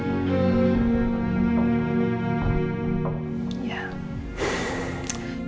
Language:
Indonesian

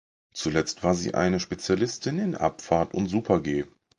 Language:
German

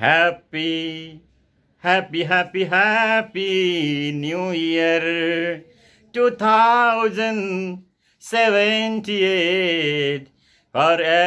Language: Indonesian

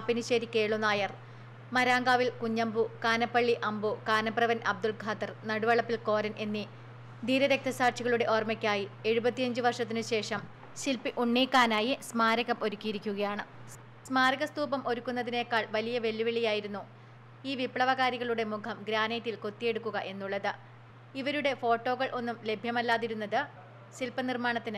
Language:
Malayalam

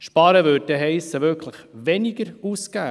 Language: Swiss German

